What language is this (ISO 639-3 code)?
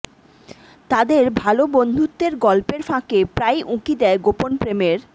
ben